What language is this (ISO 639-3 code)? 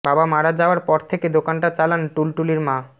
ben